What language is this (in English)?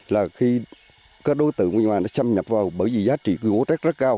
Vietnamese